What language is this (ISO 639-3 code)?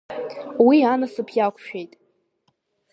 abk